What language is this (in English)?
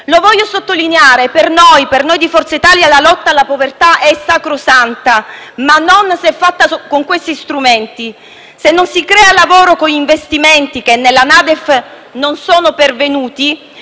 Italian